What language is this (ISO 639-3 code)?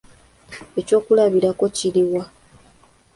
lug